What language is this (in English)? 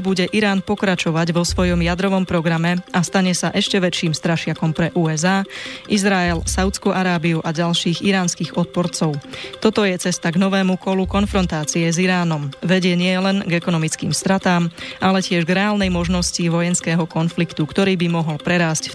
Slovak